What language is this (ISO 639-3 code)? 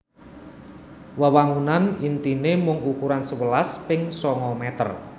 jav